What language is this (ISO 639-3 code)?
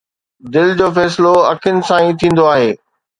snd